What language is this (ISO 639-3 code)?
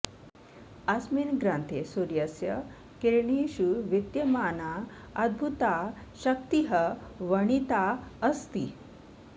san